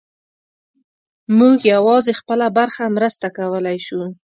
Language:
Pashto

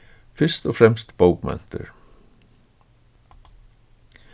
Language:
Faroese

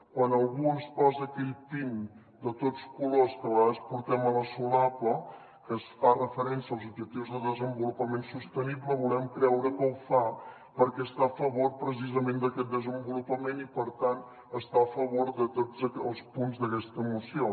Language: Catalan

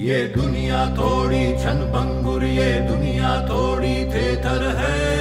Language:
Hindi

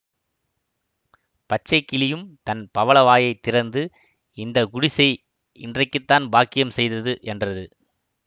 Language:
Tamil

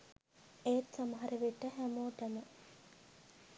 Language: Sinhala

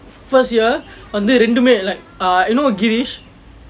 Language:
English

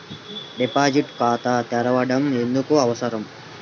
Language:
Telugu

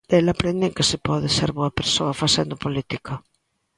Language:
Galician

